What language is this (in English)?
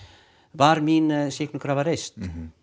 Icelandic